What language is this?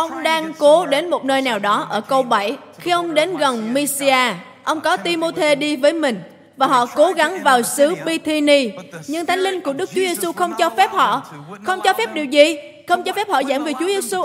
Vietnamese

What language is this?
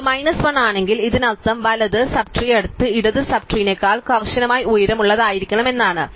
Malayalam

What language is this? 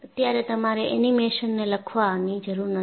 Gujarati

